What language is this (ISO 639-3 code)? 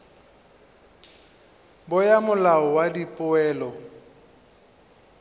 nso